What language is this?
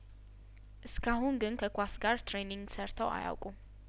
Amharic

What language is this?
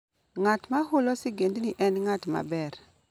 Luo (Kenya and Tanzania)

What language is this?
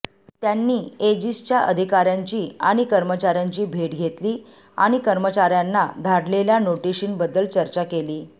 Marathi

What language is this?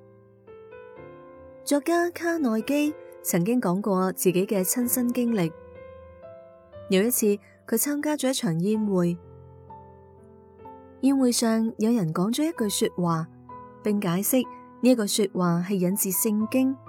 Chinese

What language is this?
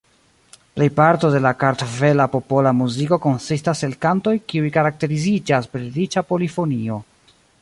Esperanto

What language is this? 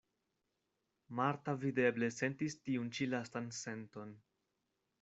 Esperanto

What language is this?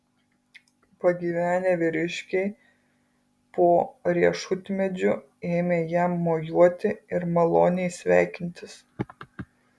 Lithuanian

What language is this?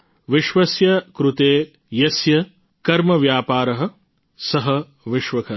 Gujarati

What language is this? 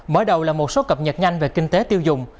Vietnamese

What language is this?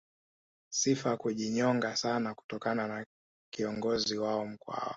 Swahili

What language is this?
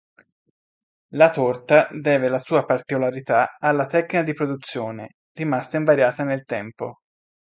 Italian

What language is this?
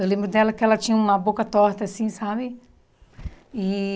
Portuguese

